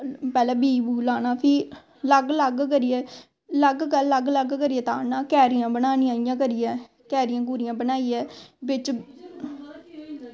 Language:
Dogri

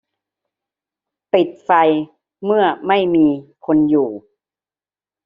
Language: Thai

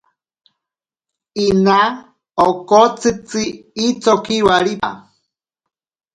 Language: Ashéninka Perené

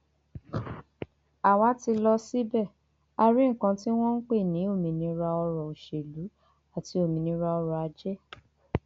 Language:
Yoruba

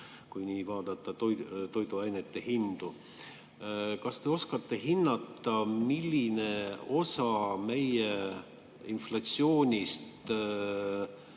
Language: Estonian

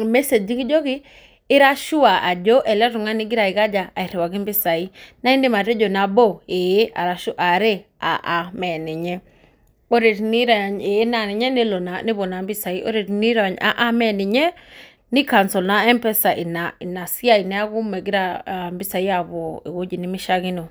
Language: Masai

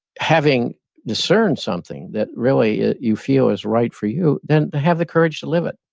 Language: English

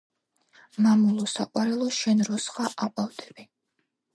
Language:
Georgian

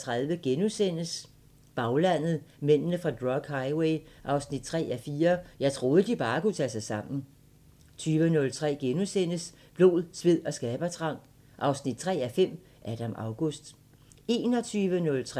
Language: Danish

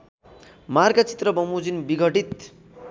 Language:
Nepali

